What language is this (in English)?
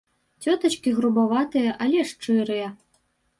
Belarusian